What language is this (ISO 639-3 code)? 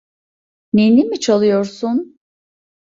tur